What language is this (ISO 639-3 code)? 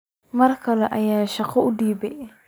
som